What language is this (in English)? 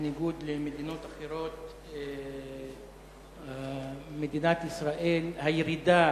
Hebrew